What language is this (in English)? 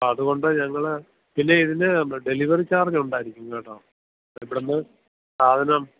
Malayalam